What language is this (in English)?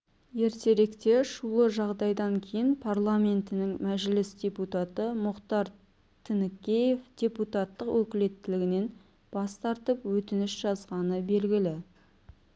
Kazakh